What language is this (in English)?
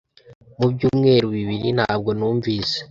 Kinyarwanda